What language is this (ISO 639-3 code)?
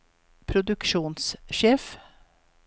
nor